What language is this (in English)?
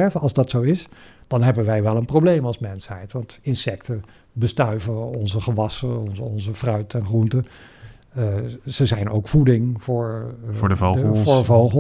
Dutch